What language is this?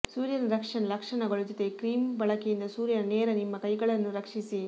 Kannada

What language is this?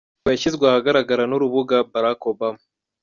Kinyarwanda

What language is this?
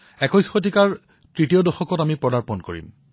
Assamese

